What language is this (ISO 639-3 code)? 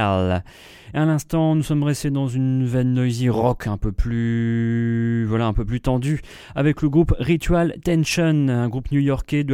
fra